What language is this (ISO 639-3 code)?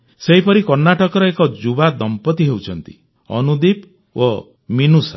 ori